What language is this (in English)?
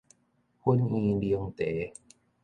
Min Nan Chinese